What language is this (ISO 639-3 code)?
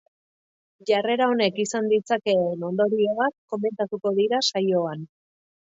eus